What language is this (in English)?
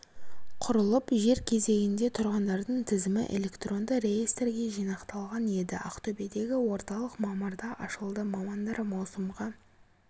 Kazakh